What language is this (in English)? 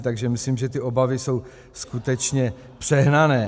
Czech